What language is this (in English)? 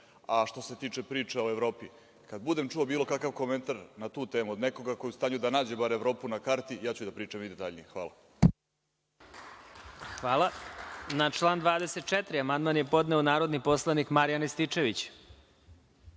Serbian